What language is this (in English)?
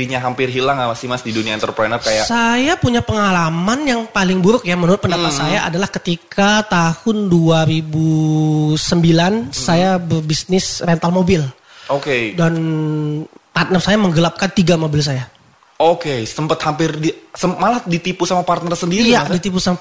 Indonesian